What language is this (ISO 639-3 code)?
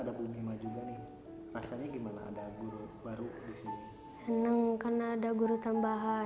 ind